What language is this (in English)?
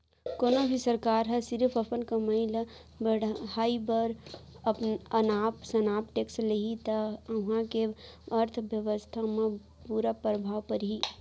Chhattisgarhi